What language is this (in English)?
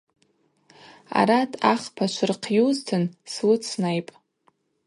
Abaza